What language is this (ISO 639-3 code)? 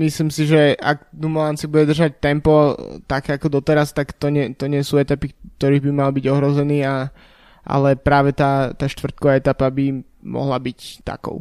slk